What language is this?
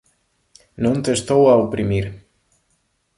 Galician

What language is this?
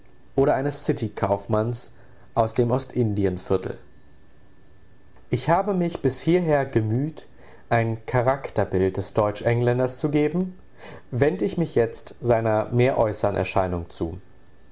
German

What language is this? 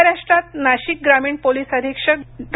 Marathi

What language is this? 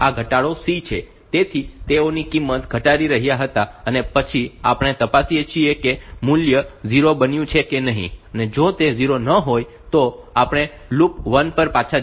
Gujarati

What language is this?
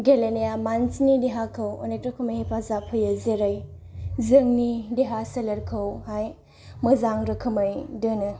Bodo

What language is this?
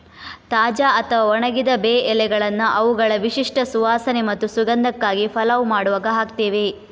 Kannada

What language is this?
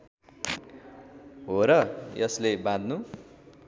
Nepali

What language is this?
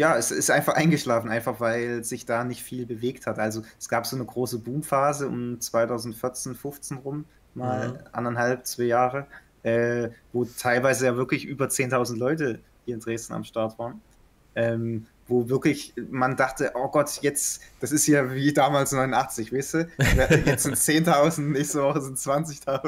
German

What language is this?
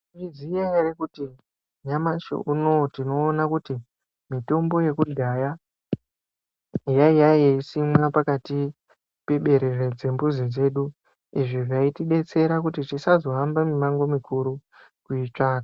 Ndau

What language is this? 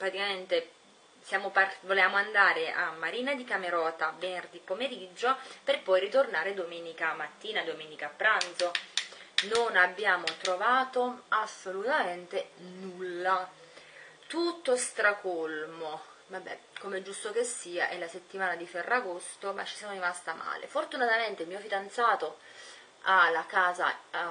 Italian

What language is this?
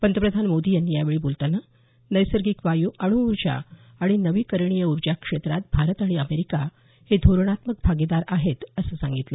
Marathi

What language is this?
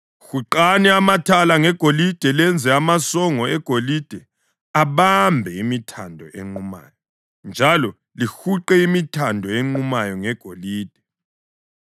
North Ndebele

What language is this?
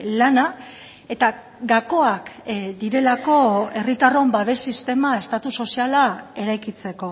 Basque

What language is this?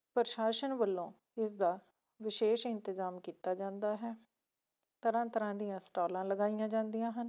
Punjabi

